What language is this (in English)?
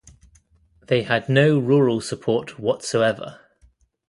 English